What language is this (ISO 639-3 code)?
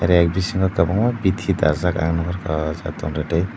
trp